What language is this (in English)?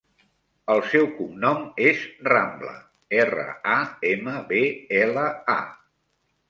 Catalan